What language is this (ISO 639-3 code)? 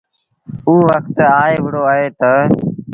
sbn